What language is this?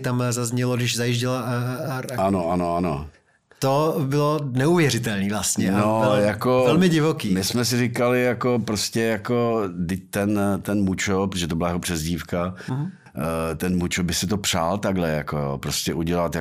Czech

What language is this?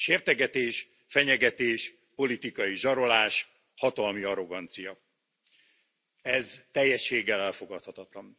Hungarian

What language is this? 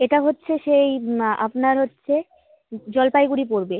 Bangla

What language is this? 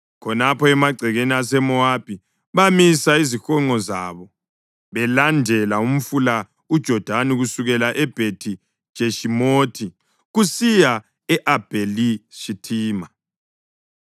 North Ndebele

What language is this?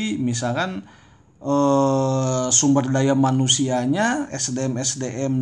Indonesian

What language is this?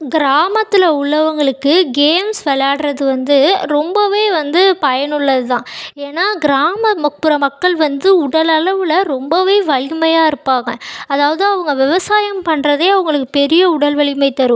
Tamil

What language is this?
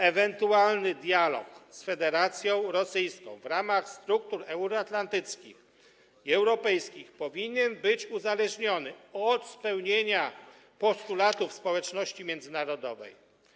Polish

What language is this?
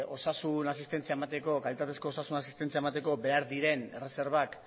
Basque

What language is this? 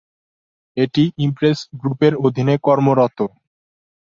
Bangla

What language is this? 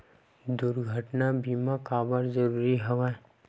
Chhattisgarhi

